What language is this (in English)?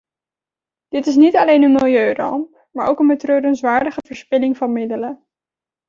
Dutch